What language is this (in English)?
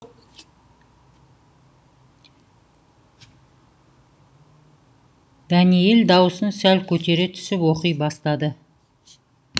Kazakh